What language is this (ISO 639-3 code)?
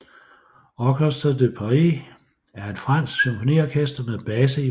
dan